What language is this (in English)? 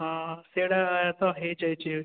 Odia